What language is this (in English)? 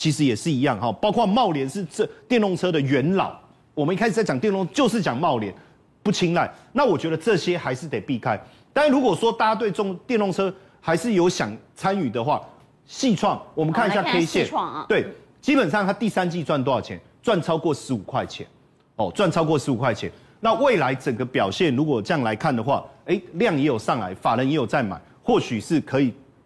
Chinese